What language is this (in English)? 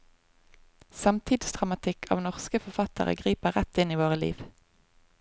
Norwegian